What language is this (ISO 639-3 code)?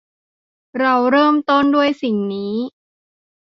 tha